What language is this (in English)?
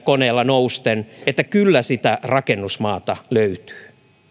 Finnish